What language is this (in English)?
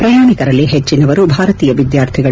Kannada